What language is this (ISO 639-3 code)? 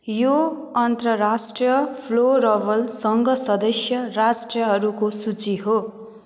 nep